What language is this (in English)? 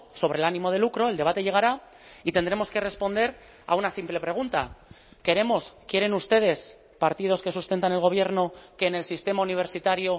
Spanish